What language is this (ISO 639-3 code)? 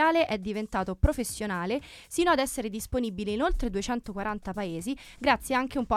ita